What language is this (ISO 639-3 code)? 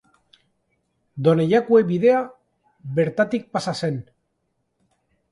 eus